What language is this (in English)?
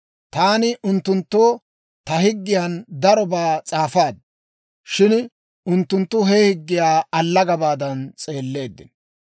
Dawro